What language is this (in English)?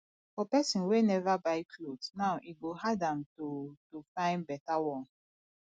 Nigerian Pidgin